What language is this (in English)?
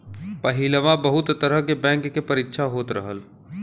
Bhojpuri